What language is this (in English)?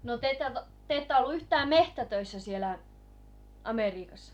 Finnish